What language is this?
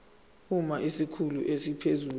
Zulu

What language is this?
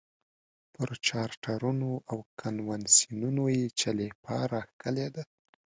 Pashto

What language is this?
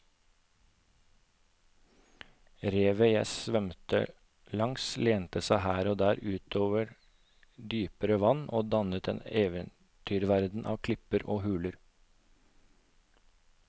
Norwegian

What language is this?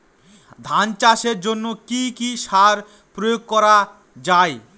Bangla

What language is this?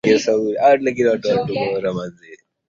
Swahili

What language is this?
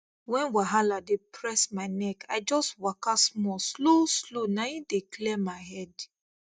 Nigerian Pidgin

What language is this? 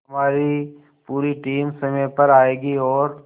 Hindi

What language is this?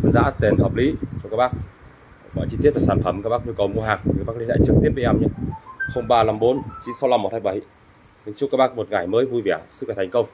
Vietnamese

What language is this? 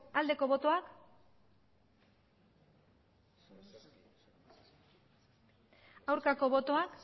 Basque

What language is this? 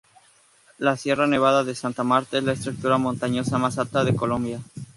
Spanish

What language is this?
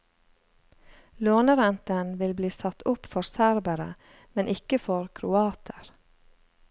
Norwegian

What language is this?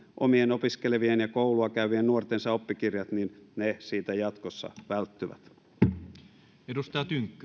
Finnish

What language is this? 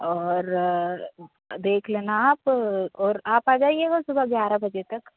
Hindi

